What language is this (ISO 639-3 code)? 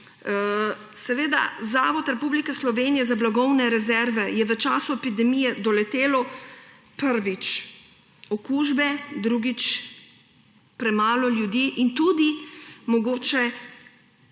slv